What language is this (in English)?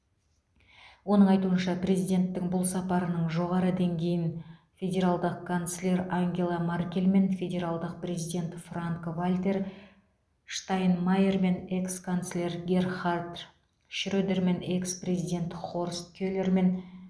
Kazakh